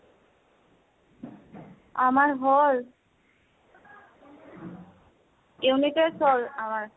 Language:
Assamese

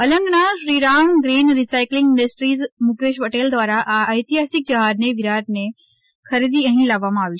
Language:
Gujarati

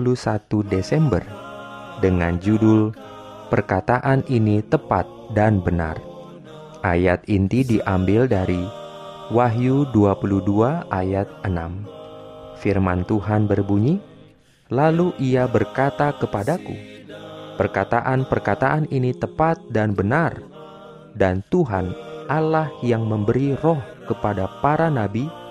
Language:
Indonesian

